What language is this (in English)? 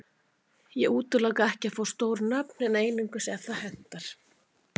Icelandic